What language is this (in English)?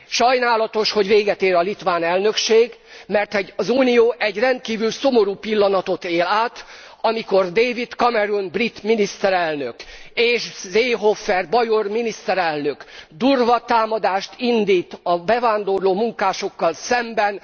Hungarian